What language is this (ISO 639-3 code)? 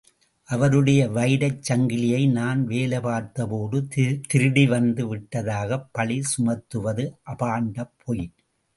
tam